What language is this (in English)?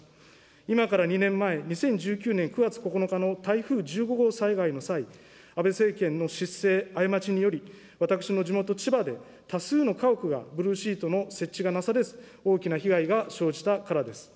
Japanese